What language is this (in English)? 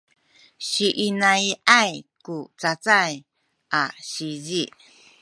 Sakizaya